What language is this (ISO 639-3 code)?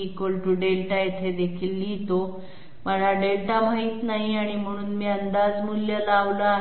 mar